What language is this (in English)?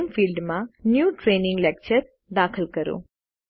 Gujarati